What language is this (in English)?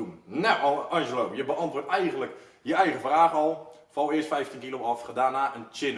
Dutch